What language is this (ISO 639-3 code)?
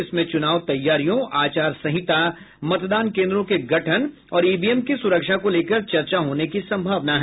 hin